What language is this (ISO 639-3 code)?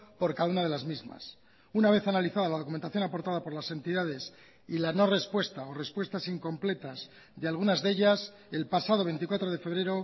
spa